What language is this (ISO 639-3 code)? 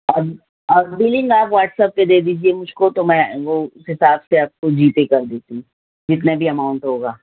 urd